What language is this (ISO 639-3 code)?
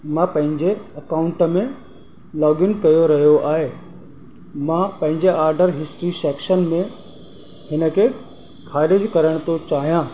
snd